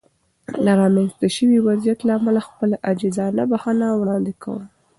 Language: Pashto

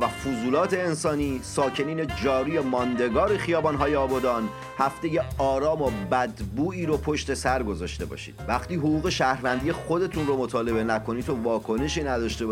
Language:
Persian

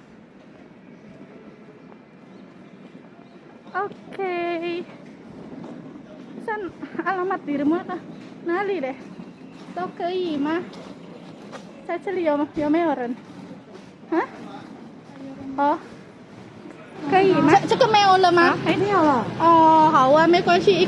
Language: Indonesian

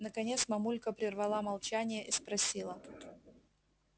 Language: Russian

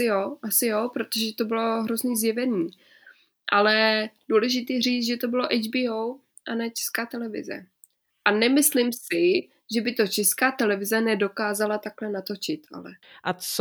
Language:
Czech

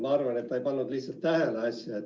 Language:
Estonian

